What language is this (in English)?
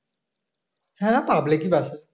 Bangla